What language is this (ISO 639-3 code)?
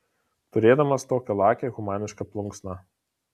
lit